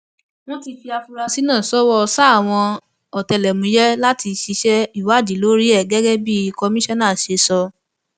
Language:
Yoruba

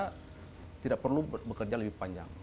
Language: Indonesian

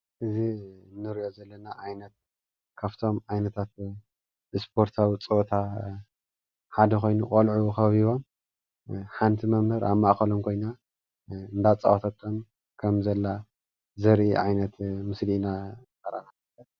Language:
Tigrinya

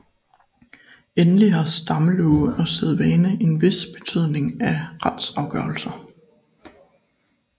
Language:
Danish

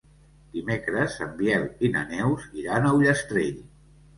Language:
Catalan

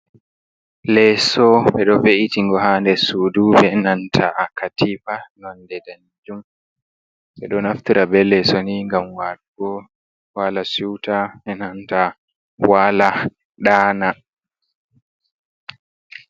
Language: Fula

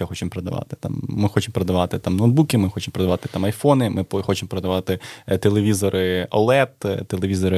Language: Ukrainian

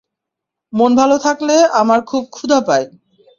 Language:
Bangla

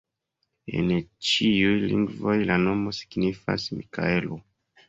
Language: Esperanto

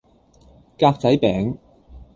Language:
Cantonese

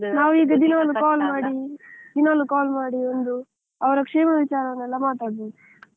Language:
Kannada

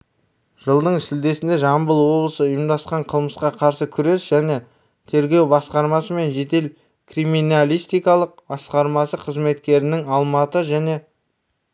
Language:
Kazakh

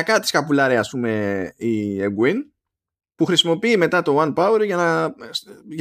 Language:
Greek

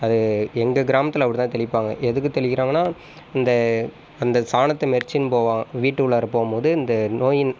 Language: Tamil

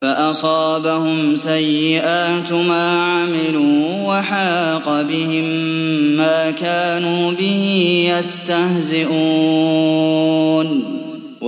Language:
Arabic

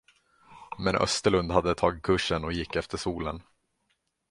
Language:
Swedish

